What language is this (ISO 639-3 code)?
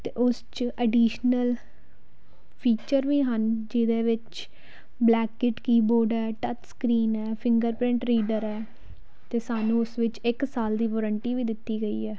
pan